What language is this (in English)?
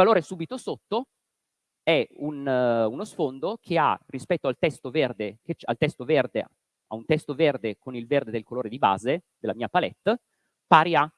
Italian